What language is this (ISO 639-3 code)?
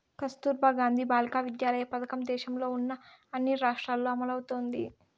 tel